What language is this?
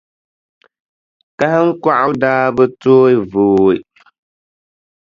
Dagbani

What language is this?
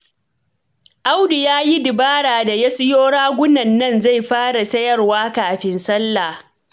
Hausa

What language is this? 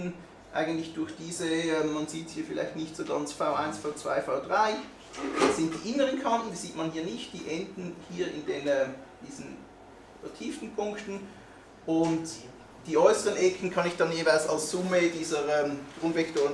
German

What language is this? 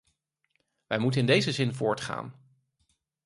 Dutch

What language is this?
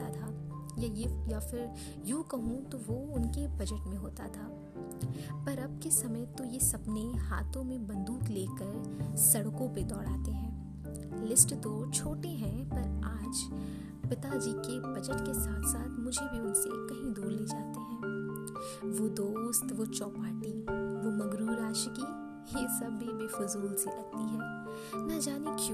Hindi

